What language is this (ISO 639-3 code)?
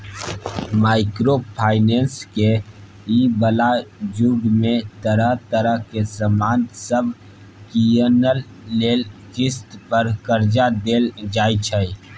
mai